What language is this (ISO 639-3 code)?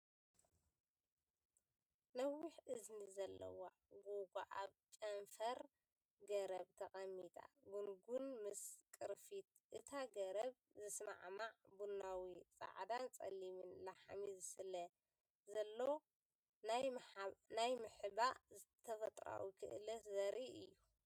tir